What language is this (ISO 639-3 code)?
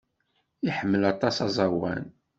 kab